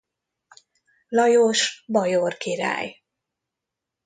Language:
Hungarian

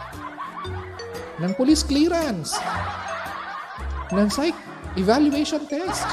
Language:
Filipino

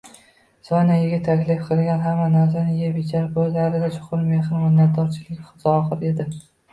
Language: Uzbek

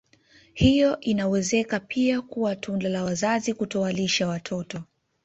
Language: Swahili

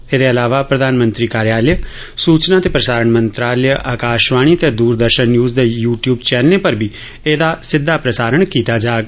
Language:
Dogri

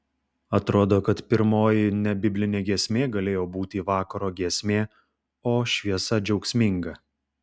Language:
Lithuanian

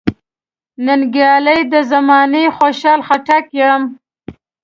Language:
Pashto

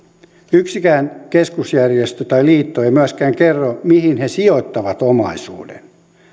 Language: Finnish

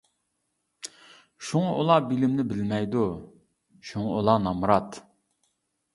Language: Uyghur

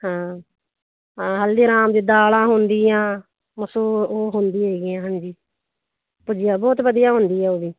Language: Punjabi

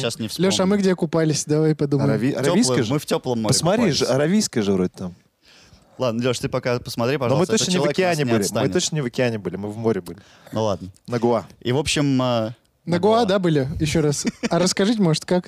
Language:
Russian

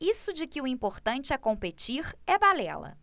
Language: Portuguese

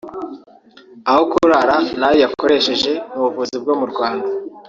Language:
Kinyarwanda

